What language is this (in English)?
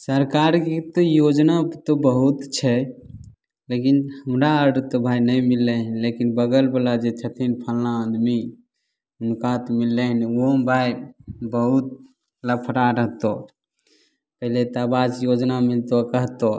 Maithili